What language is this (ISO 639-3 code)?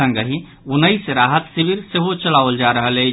mai